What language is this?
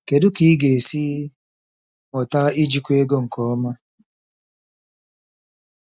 Igbo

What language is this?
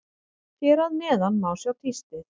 Icelandic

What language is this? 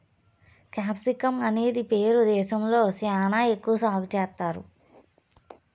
Telugu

